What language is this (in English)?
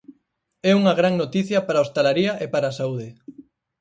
Galician